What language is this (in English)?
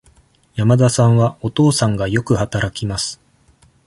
Japanese